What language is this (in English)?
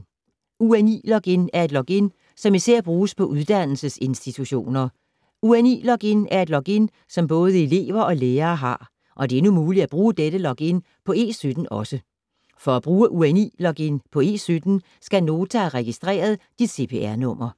Danish